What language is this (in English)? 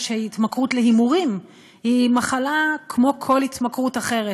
Hebrew